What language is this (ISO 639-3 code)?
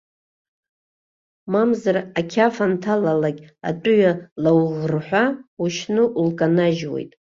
abk